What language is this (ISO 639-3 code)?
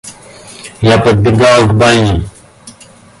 rus